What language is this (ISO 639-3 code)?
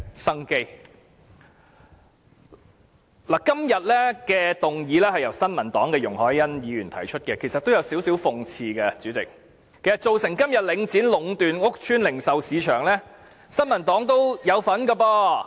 yue